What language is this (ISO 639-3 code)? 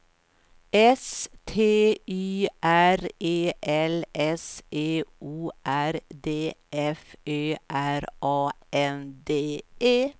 swe